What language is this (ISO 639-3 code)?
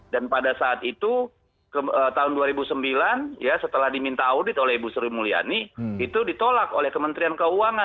ind